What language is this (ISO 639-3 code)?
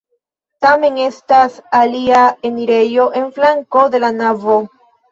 epo